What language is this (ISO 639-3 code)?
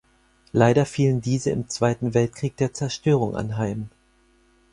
deu